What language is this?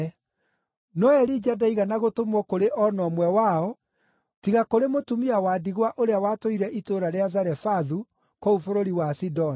Kikuyu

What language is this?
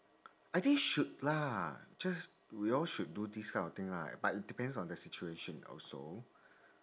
English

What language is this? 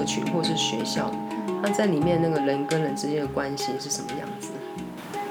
Chinese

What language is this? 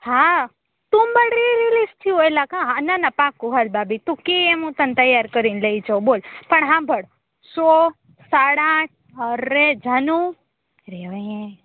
Gujarati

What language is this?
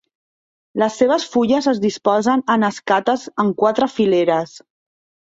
Catalan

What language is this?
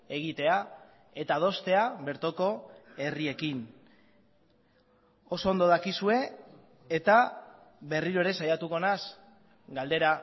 Basque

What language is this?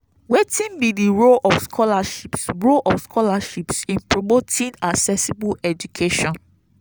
Nigerian Pidgin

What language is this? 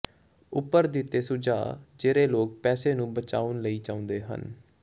Punjabi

